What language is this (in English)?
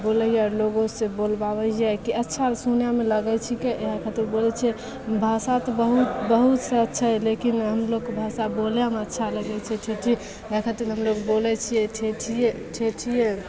Maithili